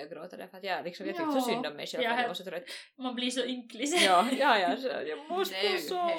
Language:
Swedish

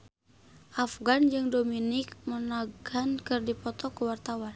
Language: Sundanese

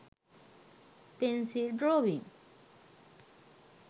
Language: Sinhala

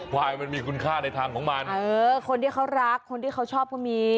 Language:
Thai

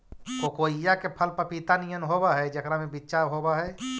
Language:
Magahi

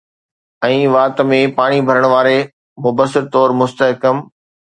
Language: Sindhi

